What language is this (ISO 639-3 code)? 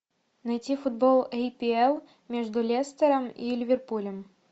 rus